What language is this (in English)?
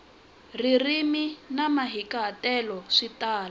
Tsonga